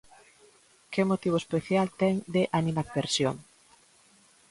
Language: Galician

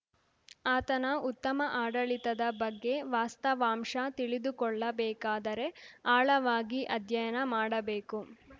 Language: Kannada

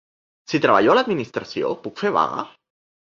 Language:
Catalan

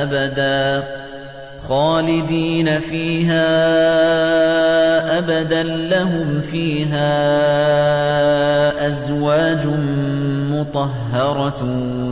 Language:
Arabic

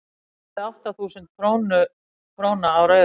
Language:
Icelandic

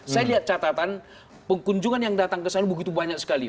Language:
Indonesian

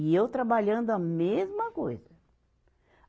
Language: Portuguese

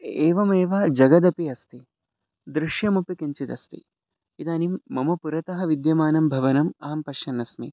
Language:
Sanskrit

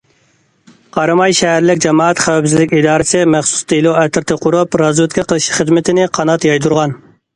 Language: Uyghur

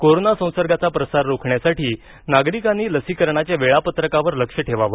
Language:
Marathi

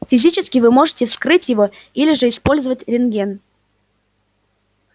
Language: Russian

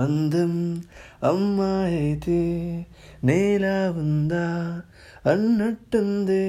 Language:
Telugu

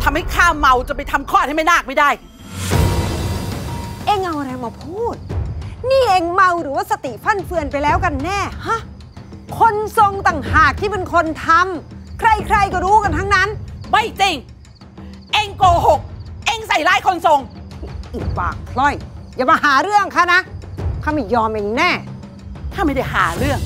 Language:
Thai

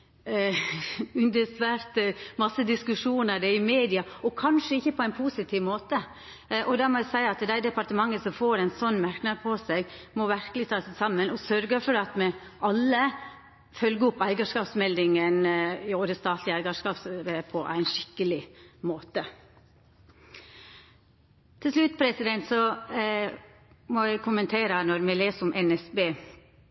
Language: Norwegian Nynorsk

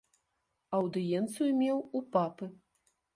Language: Belarusian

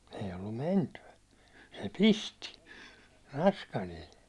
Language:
Finnish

